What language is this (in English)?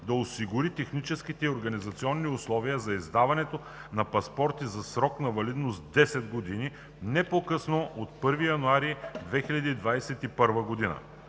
Bulgarian